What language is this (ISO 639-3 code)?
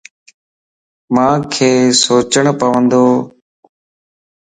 lss